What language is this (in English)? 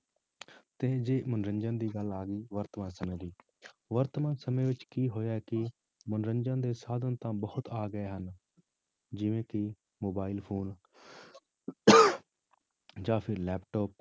Punjabi